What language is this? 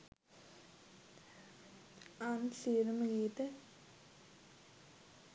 Sinhala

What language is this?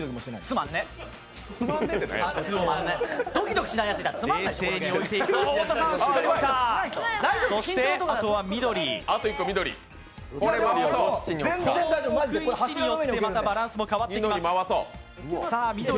Japanese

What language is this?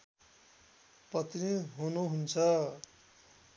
Nepali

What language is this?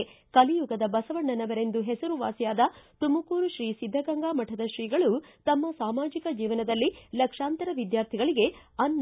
Kannada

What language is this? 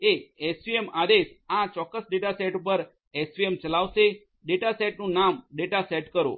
Gujarati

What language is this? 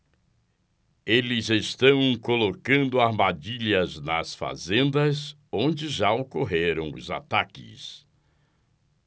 Portuguese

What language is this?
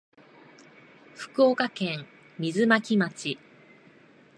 Japanese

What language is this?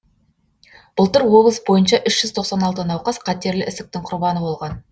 Kazakh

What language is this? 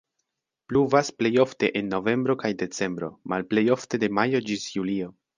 Esperanto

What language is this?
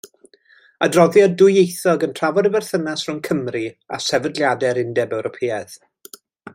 Welsh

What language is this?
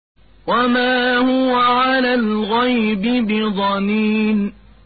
Arabic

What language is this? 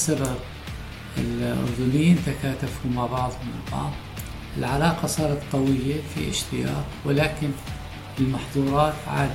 Arabic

